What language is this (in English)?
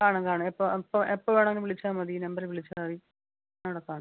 Malayalam